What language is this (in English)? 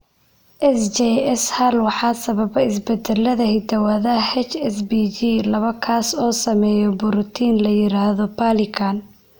Somali